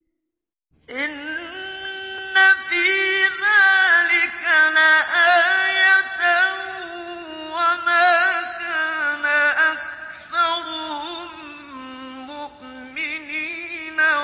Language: Arabic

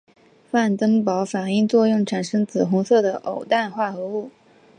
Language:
Chinese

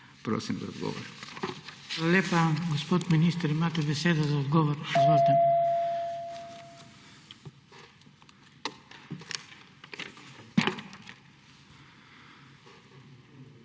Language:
Slovenian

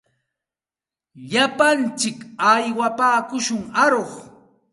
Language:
Santa Ana de Tusi Pasco Quechua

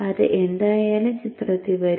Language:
Malayalam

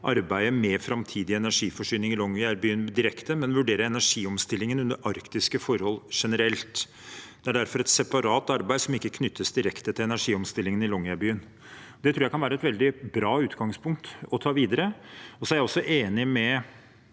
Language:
Norwegian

